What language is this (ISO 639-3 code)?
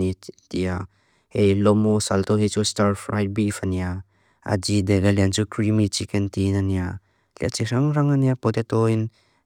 lus